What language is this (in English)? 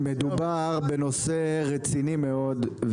Hebrew